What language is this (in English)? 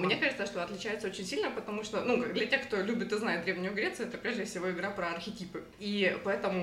Russian